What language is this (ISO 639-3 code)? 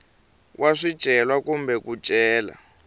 tso